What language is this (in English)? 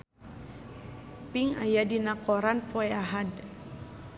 Sundanese